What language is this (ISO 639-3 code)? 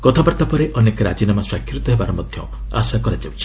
ori